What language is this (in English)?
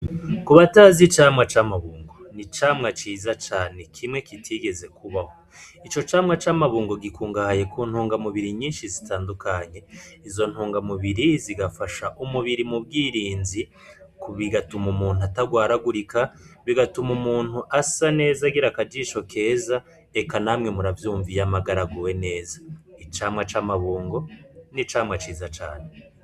Rundi